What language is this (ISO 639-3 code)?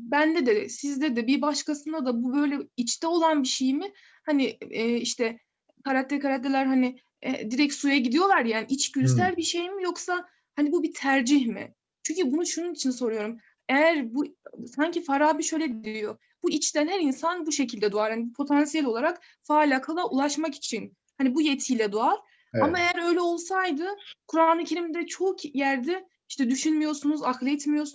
tur